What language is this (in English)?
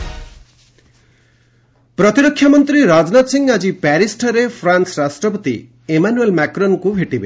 Odia